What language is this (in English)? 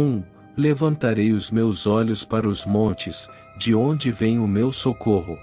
Portuguese